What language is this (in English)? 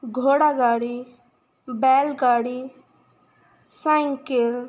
Punjabi